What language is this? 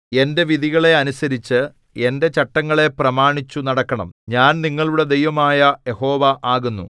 Malayalam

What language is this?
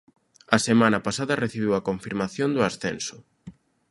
Galician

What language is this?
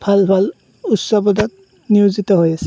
Assamese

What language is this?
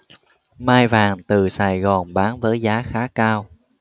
Vietnamese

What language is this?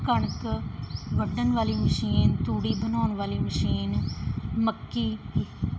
Punjabi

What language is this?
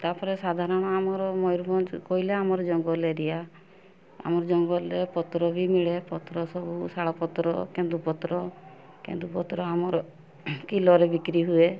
Odia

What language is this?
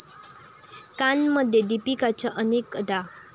Marathi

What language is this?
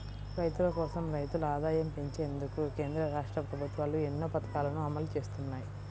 Telugu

